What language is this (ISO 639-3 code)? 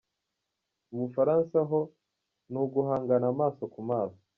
kin